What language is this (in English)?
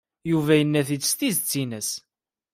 Kabyle